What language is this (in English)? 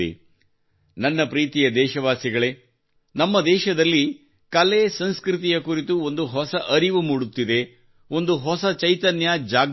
Kannada